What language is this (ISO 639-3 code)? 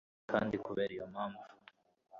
kin